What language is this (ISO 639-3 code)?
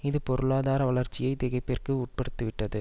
tam